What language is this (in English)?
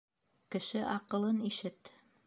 Bashkir